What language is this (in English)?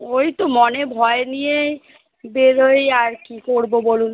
Bangla